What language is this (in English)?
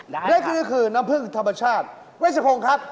Thai